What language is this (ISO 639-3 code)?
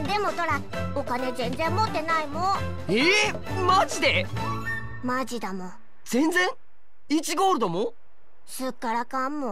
jpn